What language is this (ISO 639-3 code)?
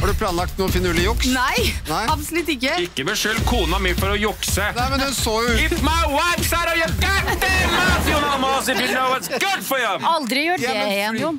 nor